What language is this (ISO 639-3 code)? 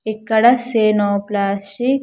tel